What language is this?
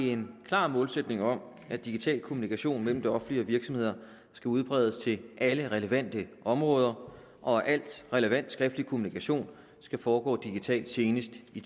Danish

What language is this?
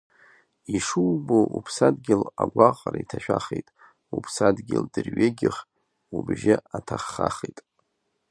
Abkhazian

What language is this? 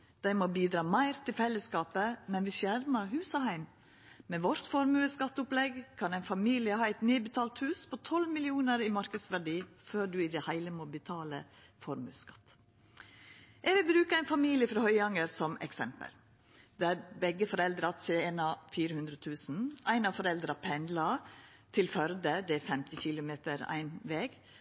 Norwegian Nynorsk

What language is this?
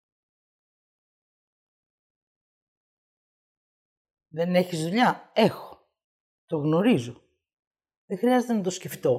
Greek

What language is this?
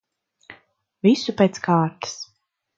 Latvian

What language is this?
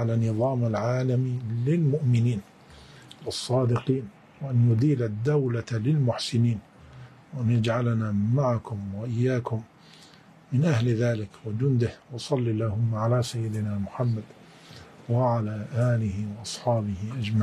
Arabic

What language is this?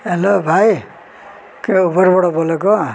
Nepali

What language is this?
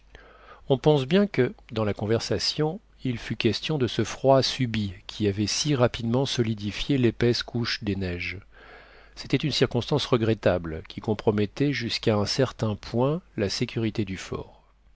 French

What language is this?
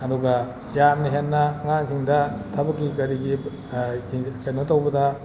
Manipuri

